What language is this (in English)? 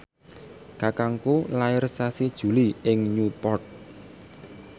Javanese